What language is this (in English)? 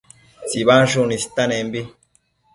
Matsés